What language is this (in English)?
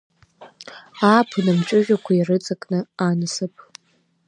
Abkhazian